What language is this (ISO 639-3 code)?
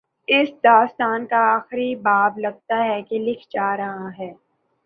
urd